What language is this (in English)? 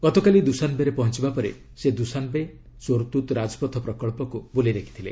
Odia